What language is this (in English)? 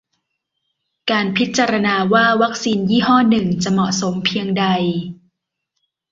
Thai